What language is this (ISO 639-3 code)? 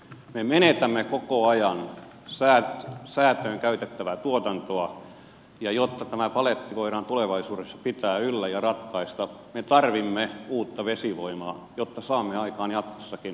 fin